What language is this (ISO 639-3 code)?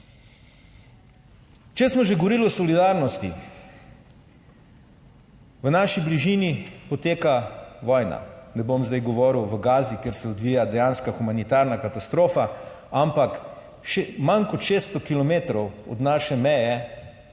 slv